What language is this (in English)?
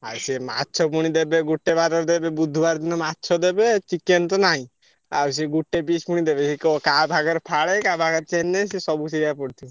Odia